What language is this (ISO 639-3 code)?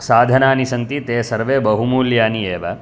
san